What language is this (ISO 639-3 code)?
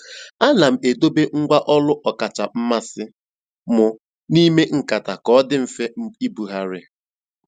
ibo